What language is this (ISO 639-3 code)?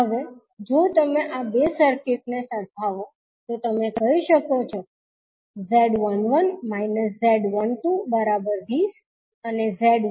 guj